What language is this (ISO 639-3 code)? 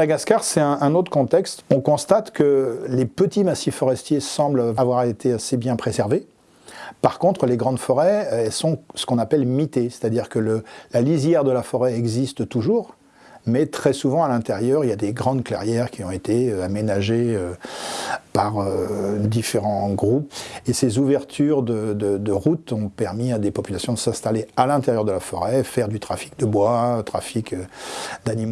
fra